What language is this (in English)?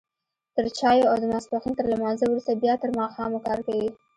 Pashto